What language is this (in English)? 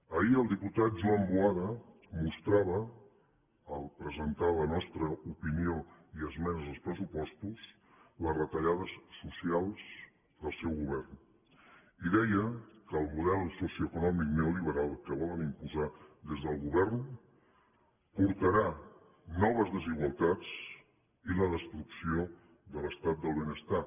Catalan